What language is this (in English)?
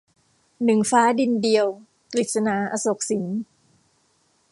Thai